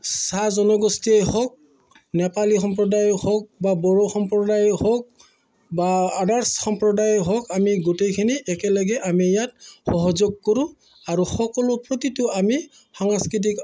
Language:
Assamese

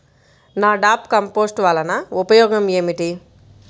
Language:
Telugu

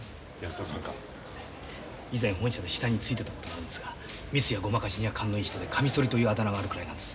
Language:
Japanese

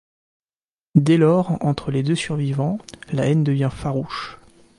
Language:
French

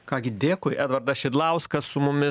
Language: Lithuanian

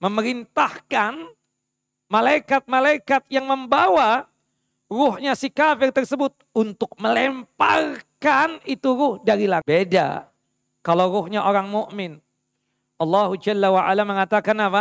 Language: Indonesian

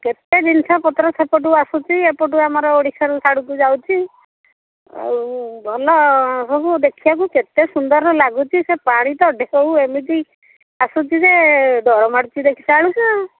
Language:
Odia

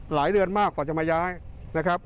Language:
Thai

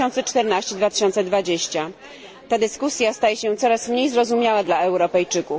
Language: Polish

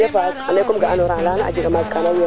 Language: Serer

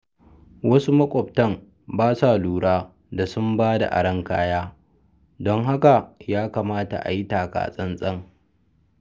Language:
Hausa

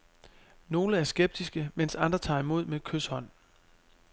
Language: Danish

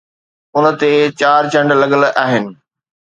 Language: Sindhi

